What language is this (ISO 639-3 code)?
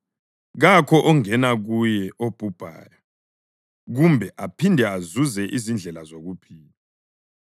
nde